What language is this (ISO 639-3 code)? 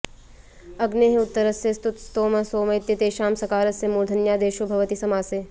san